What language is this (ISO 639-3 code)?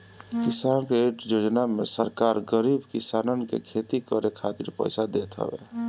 bho